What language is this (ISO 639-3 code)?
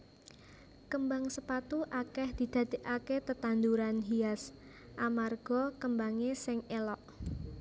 jav